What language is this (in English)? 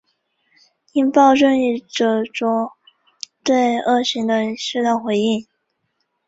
Chinese